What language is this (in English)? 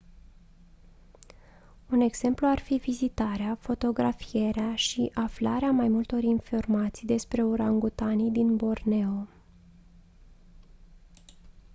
Romanian